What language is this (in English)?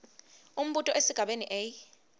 Swati